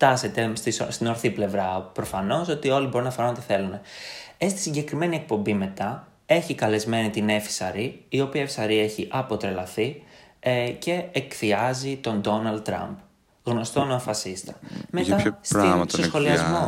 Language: Greek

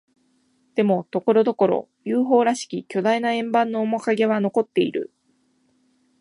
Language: Japanese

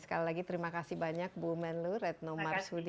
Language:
Indonesian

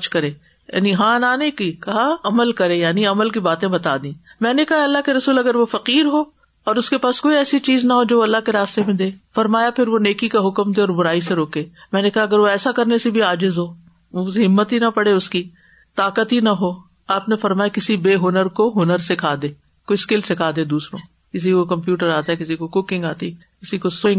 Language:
Urdu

